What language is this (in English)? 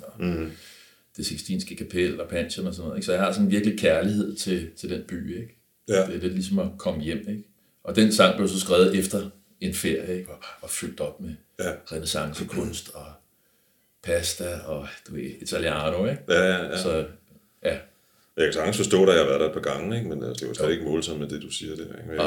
Danish